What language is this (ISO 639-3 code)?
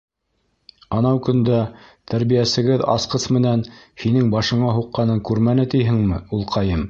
bak